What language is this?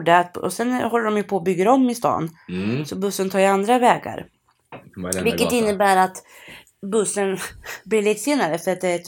Swedish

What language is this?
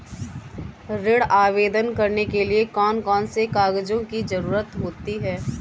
Hindi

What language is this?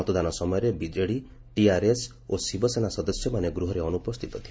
Odia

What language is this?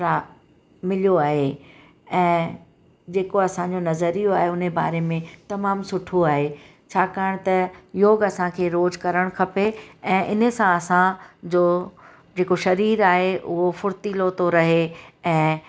Sindhi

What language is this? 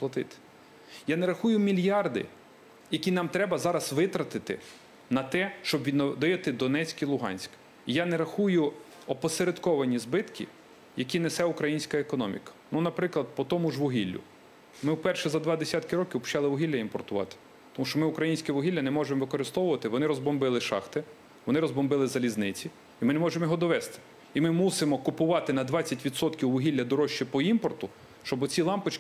Ukrainian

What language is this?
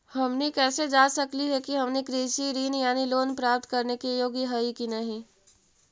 Magahi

